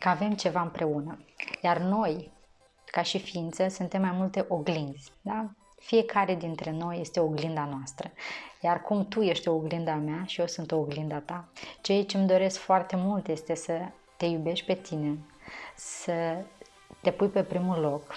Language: Romanian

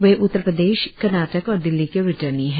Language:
Hindi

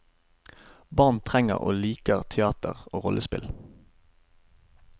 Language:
Norwegian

